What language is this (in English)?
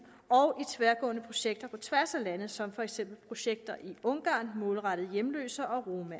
Danish